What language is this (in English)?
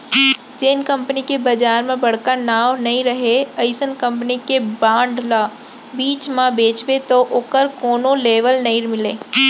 Chhattisgarhi